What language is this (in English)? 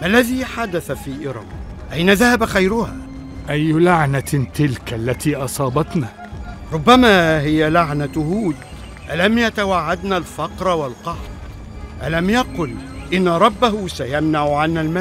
Arabic